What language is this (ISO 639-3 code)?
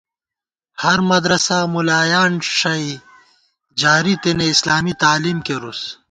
gwt